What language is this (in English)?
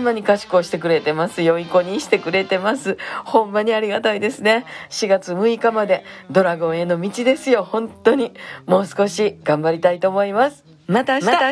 Japanese